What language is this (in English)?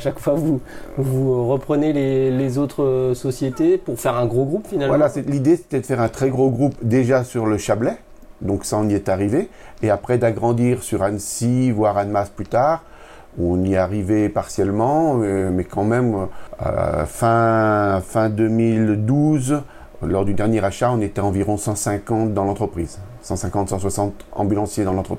French